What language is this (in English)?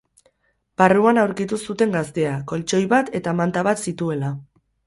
Basque